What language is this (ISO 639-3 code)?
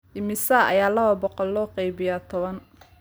som